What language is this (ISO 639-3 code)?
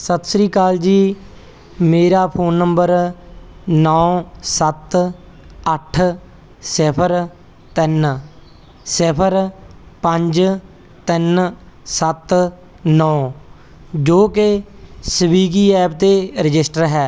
pan